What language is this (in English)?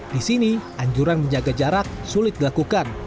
Indonesian